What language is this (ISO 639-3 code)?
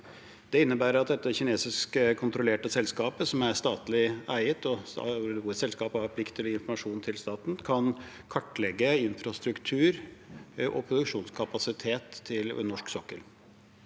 nor